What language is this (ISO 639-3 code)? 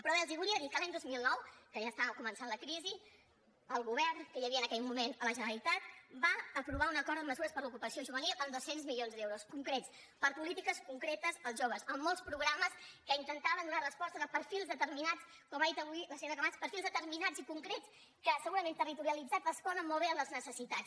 cat